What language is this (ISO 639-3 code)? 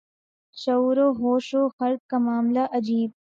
urd